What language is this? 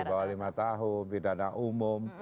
Indonesian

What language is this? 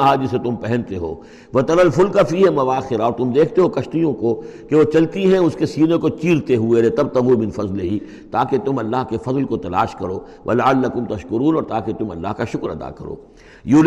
Urdu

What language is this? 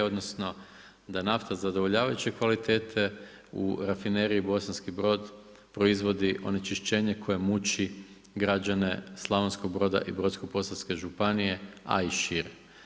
Croatian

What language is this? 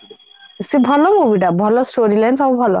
Odia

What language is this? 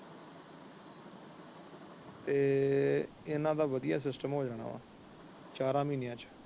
Punjabi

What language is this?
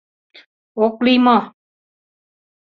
Mari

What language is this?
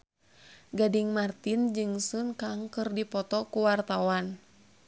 Sundanese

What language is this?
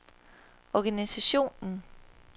Danish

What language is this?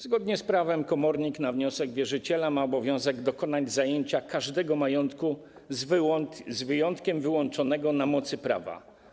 Polish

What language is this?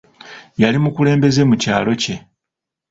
Ganda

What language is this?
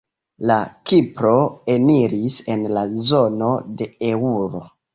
Esperanto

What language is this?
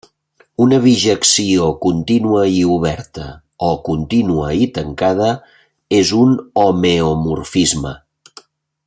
Catalan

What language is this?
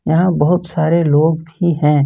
Hindi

